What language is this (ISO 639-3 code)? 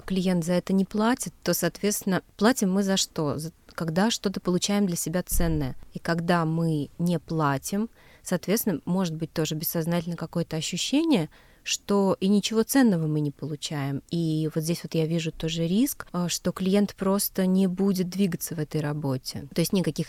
rus